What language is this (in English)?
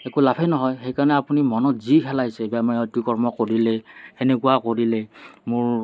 Assamese